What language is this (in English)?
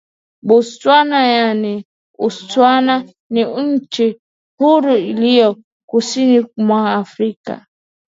Swahili